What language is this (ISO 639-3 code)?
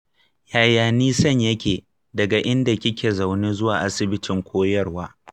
hau